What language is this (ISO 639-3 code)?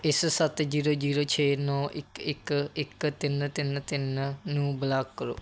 pan